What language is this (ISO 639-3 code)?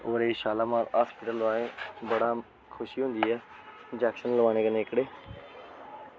doi